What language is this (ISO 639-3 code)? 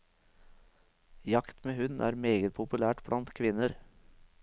nor